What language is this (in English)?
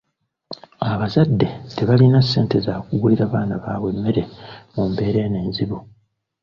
Ganda